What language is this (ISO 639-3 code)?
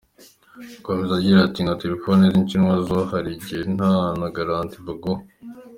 kin